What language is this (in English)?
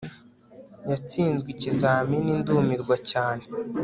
Kinyarwanda